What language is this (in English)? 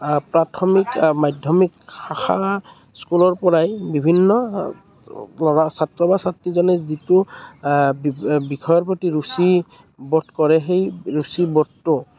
Assamese